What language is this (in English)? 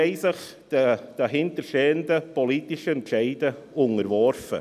Swiss German